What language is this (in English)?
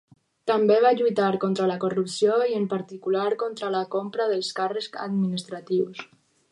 Catalan